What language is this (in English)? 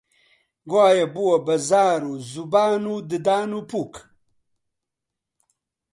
Central Kurdish